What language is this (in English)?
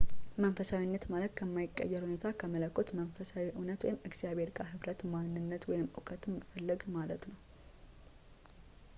Amharic